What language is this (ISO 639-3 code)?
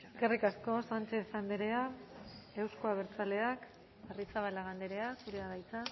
eus